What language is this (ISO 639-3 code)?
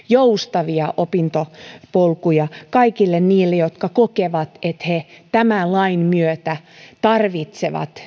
fin